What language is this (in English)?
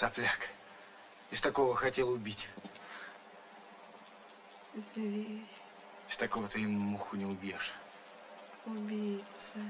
Russian